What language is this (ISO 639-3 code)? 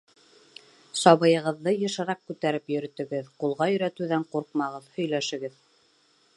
bak